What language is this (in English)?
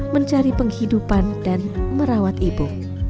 Indonesian